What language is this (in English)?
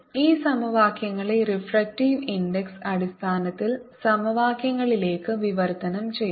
Malayalam